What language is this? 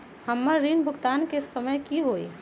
Magahi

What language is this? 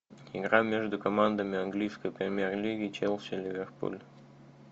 Russian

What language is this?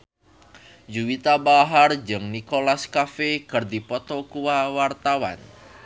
Sundanese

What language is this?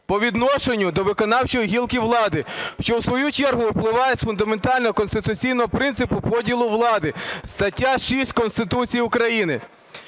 Ukrainian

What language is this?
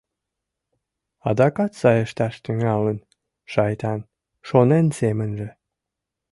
Mari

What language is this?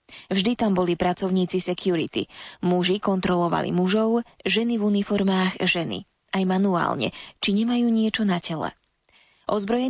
Slovak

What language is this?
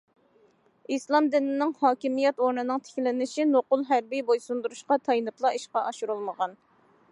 Uyghur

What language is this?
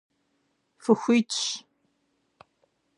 Kabardian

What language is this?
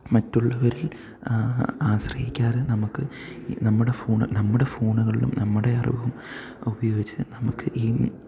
Malayalam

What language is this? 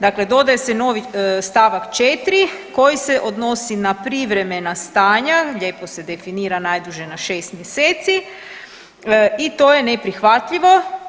Croatian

